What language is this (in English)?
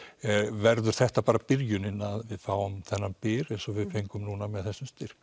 Icelandic